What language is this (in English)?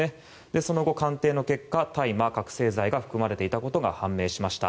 Japanese